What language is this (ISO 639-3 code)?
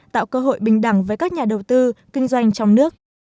vie